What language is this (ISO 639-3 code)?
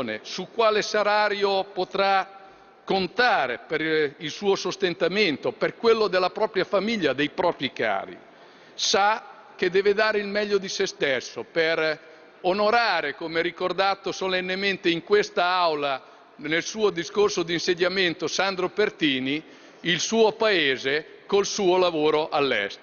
ita